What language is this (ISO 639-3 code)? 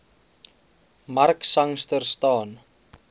afr